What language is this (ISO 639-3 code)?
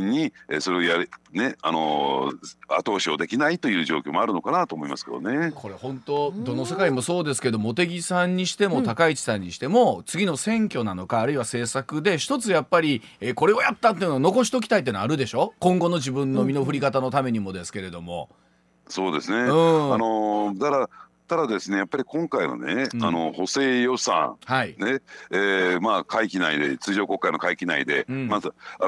jpn